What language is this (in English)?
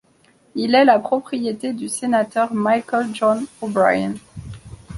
French